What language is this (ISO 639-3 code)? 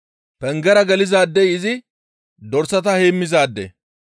gmv